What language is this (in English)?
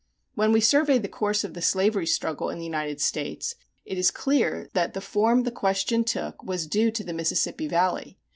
English